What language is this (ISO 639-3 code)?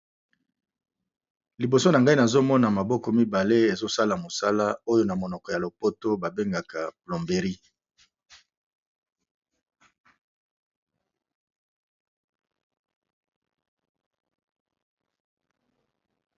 lin